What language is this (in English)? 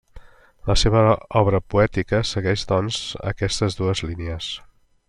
Catalan